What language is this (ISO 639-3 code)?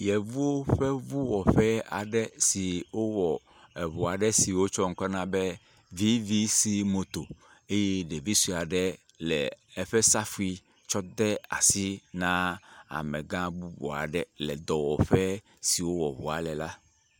ewe